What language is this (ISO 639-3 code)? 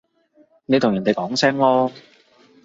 yue